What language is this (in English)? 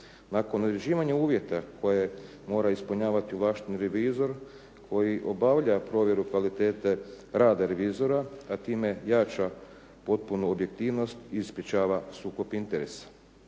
Croatian